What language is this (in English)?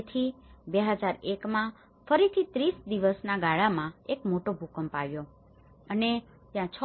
Gujarati